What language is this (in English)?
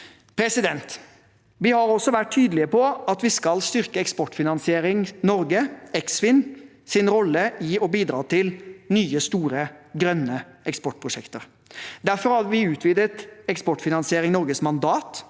Norwegian